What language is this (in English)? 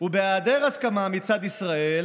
Hebrew